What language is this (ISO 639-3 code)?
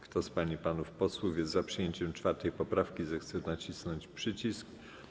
pol